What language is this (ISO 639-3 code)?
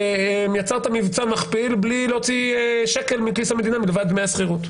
heb